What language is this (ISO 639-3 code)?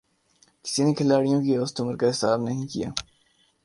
urd